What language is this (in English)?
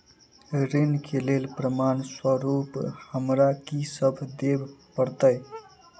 Maithili